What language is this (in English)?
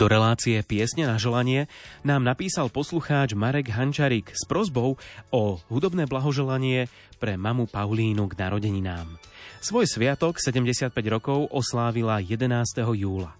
Slovak